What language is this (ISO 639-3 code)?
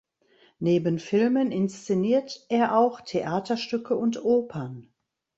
deu